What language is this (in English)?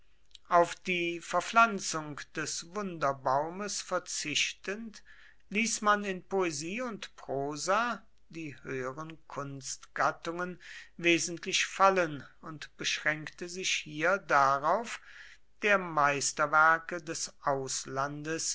German